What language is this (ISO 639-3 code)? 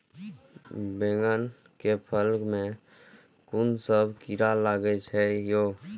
mai